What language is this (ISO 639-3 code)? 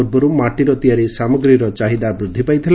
ori